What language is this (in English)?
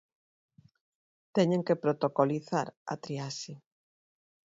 Galician